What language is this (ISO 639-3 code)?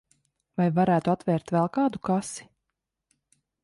lav